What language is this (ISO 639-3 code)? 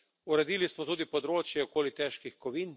slv